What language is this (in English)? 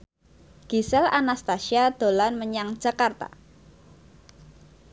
Javanese